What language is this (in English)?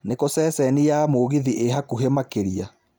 Kikuyu